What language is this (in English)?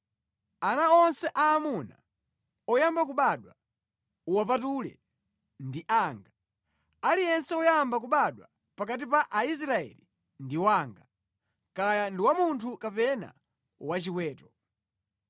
Nyanja